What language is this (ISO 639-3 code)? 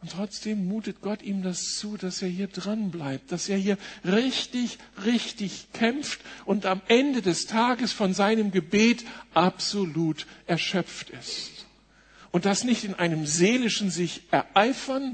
deu